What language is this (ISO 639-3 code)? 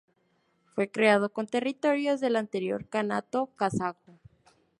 spa